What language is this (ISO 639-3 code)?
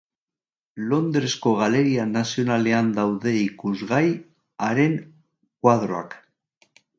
eus